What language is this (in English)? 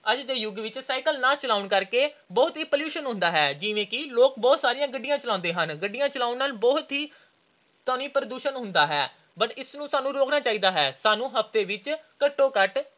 Punjabi